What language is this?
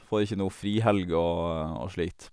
Norwegian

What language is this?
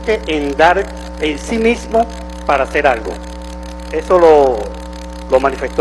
Spanish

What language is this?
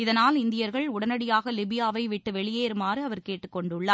Tamil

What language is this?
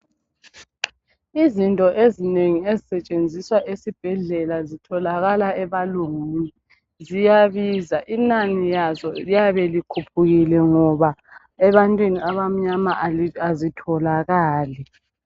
North Ndebele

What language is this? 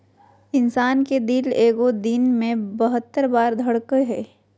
Magahi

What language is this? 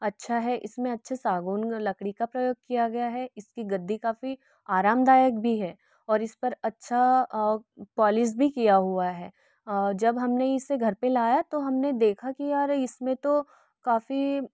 Hindi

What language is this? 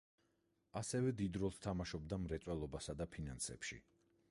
Georgian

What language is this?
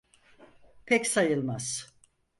Turkish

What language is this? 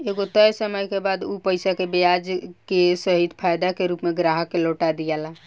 Bhojpuri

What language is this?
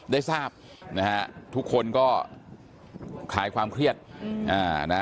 Thai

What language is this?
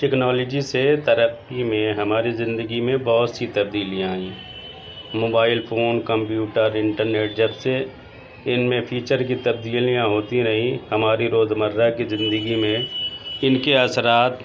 Urdu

